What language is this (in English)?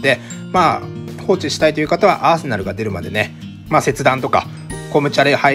Japanese